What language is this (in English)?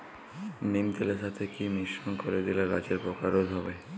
Bangla